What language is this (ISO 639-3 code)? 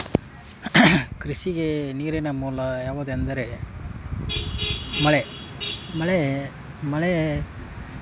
kan